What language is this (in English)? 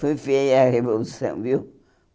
Portuguese